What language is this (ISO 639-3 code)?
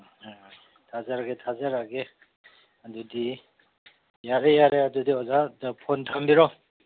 mni